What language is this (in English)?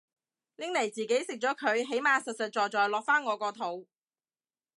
Cantonese